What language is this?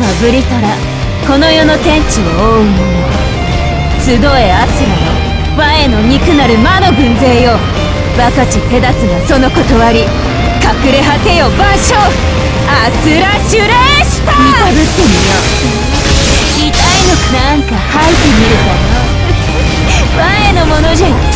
Japanese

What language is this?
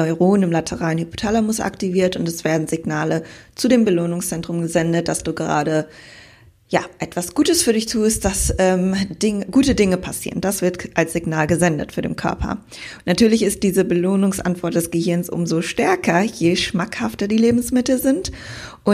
German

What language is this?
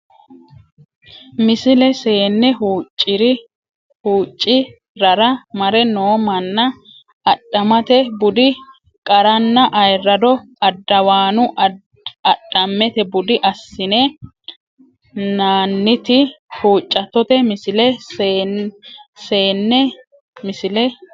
Sidamo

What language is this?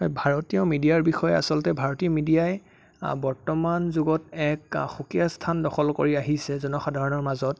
Assamese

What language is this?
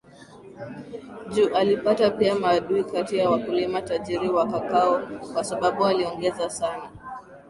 Swahili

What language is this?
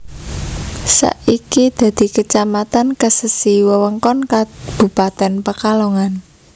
Javanese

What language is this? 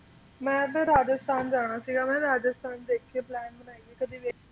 Punjabi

